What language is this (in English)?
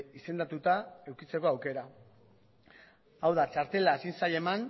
Basque